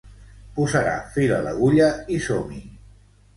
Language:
Catalan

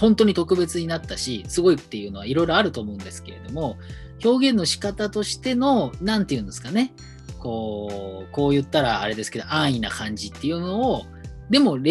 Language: Japanese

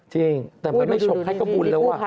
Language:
Thai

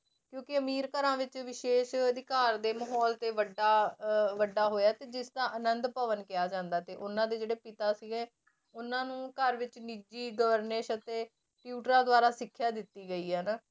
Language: Punjabi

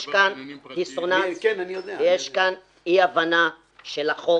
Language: Hebrew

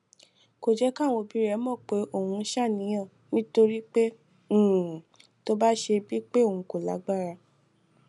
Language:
Yoruba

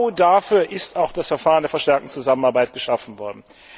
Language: German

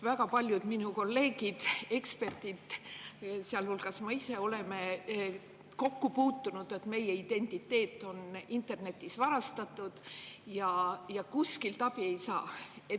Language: Estonian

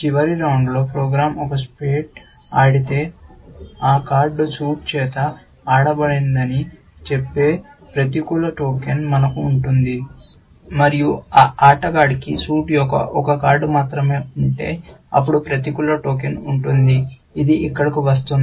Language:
Telugu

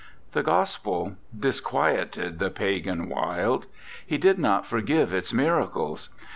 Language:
English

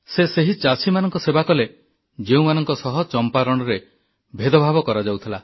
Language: Odia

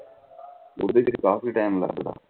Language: Punjabi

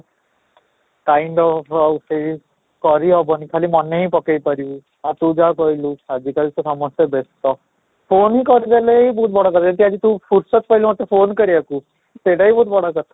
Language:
Odia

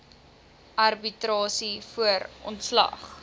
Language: Afrikaans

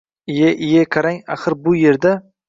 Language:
Uzbek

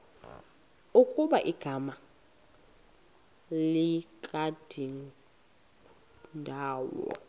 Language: Xhosa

